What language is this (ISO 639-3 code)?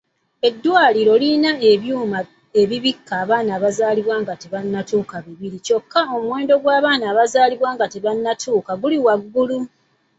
lug